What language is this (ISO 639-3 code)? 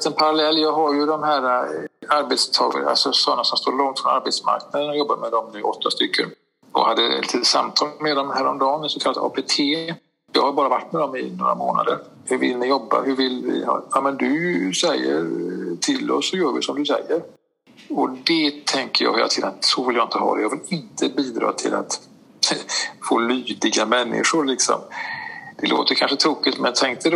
swe